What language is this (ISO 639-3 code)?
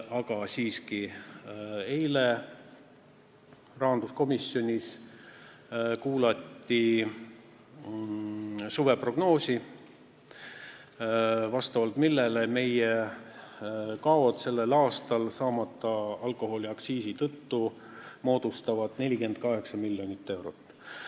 est